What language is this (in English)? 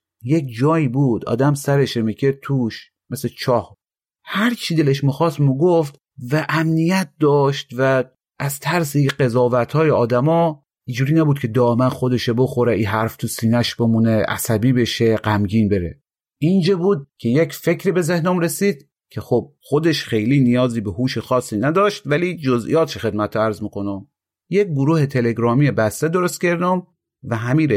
Persian